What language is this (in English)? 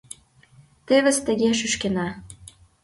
Mari